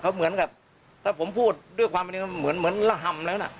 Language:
Thai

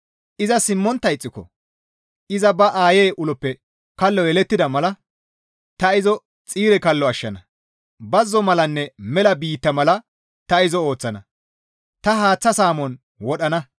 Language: Gamo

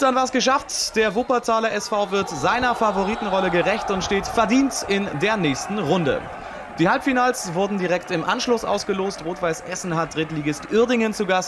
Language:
German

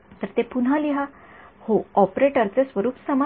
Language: Marathi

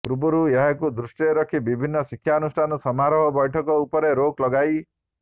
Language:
Odia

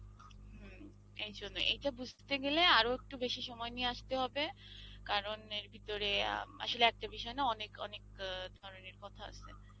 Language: Bangla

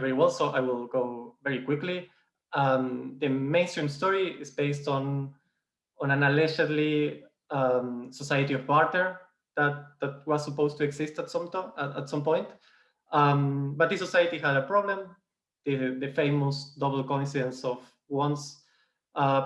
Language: English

